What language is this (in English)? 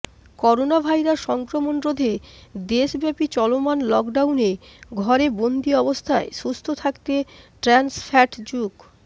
Bangla